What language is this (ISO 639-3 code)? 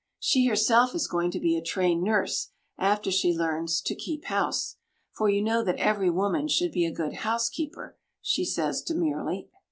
eng